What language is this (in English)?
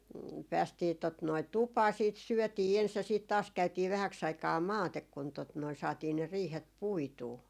Finnish